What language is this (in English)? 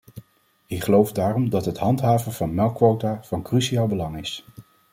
Dutch